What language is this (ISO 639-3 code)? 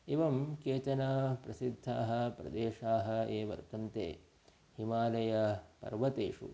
san